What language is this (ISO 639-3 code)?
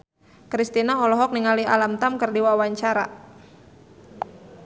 sun